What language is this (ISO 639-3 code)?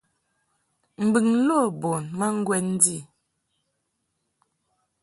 mhk